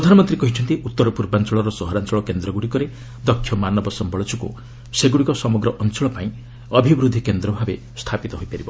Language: Odia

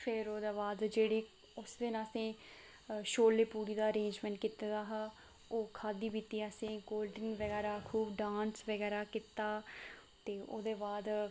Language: Dogri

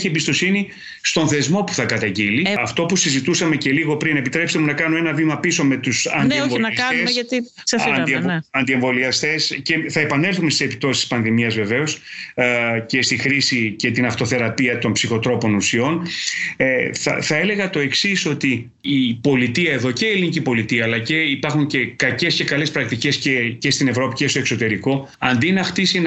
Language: Greek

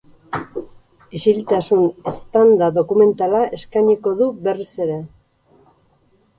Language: Basque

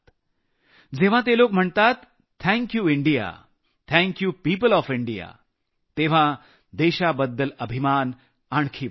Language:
Marathi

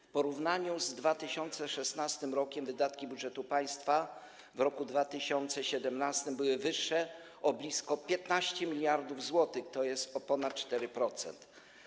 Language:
Polish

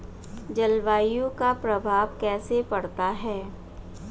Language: Hindi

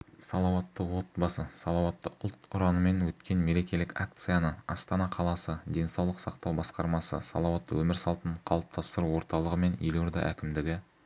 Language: Kazakh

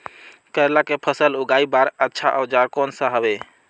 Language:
Chhattisgarhi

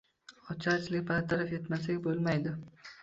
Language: Uzbek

